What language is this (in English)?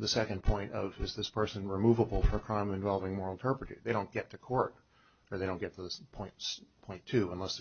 English